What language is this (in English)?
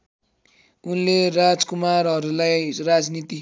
Nepali